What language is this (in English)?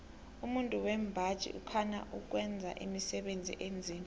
South Ndebele